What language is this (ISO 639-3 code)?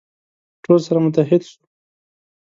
pus